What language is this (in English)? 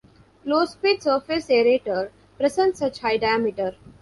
English